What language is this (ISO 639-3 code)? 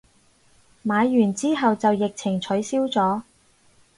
yue